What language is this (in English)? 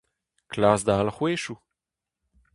Breton